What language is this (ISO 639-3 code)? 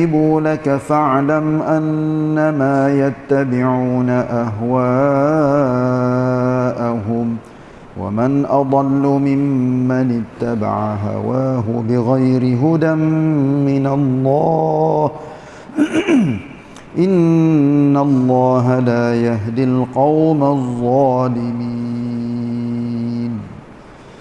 msa